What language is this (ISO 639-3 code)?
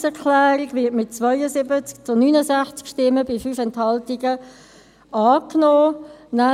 gsw